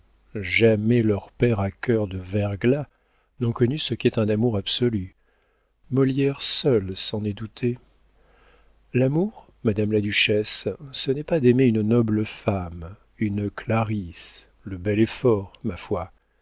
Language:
French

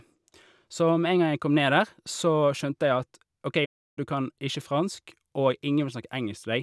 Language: Norwegian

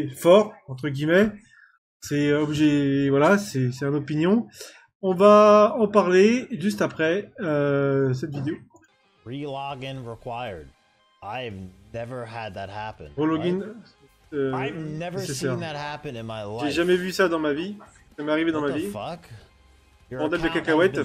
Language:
French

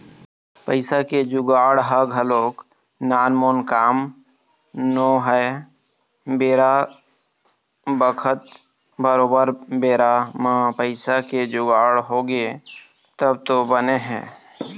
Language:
Chhattisgarhi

